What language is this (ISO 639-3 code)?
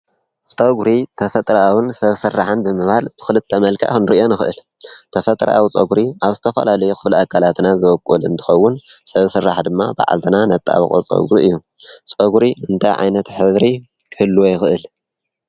tir